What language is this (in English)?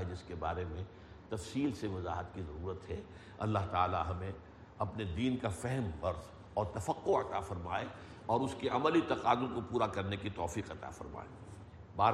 Urdu